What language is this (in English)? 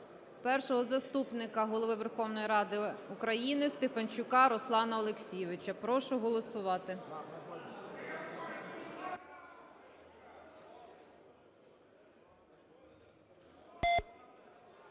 Ukrainian